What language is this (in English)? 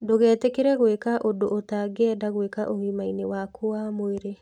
Kikuyu